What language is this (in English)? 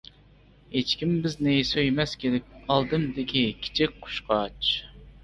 Uyghur